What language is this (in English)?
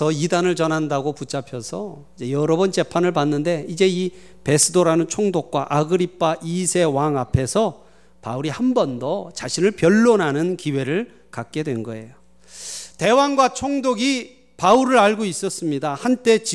Korean